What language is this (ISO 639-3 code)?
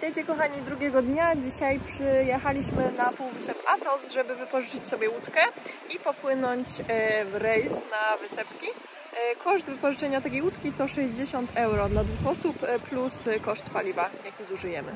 pol